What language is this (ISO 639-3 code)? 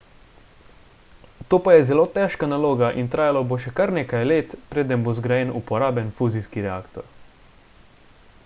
slv